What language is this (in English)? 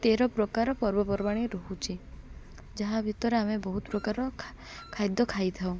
Odia